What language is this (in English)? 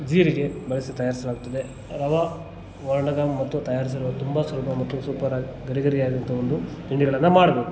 Kannada